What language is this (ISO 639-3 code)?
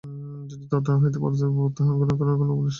ben